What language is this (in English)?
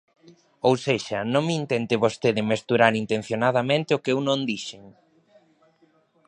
Galician